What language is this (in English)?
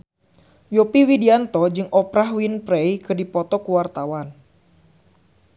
Sundanese